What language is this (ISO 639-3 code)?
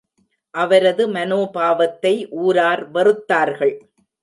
tam